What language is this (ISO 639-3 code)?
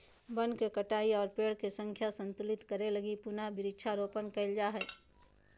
mag